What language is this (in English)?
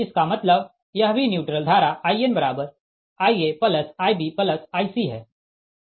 Hindi